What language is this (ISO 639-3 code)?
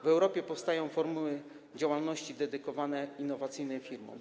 pol